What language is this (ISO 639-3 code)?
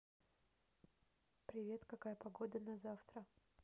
rus